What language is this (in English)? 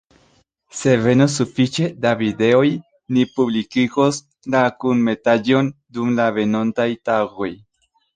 Esperanto